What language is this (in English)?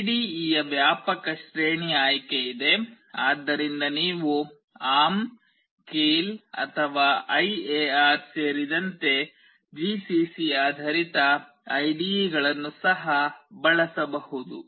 Kannada